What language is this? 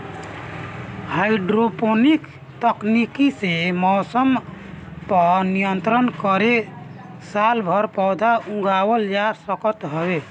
Bhojpuri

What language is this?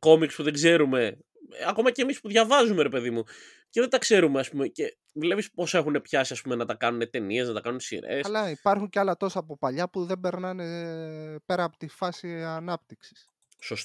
Greek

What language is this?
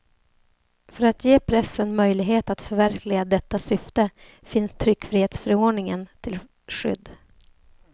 Swedish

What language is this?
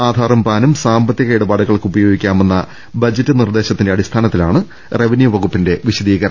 Malayalam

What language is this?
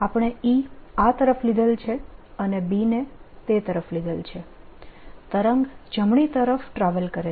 Gujarati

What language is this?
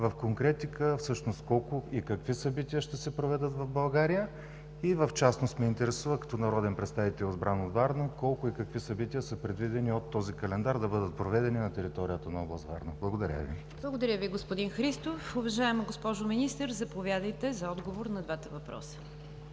Bulgarian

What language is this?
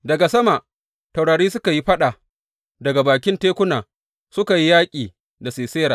Hausa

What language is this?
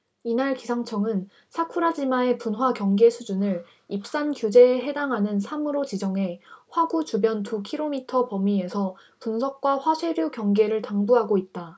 Korean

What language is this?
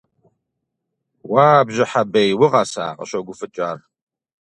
Kabardian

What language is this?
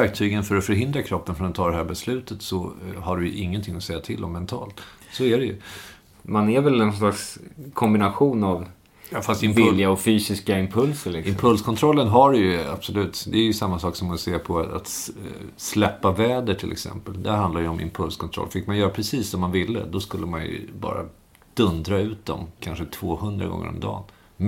Swedish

